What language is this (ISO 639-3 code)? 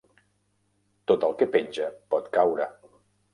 cat